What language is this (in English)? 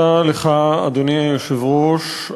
Hebrew